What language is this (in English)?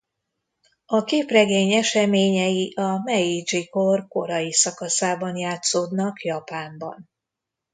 Hungarian